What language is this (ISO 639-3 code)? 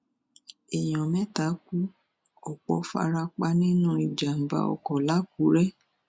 yor